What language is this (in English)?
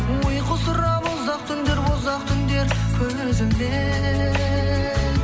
Kazakh